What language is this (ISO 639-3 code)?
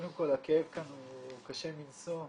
heb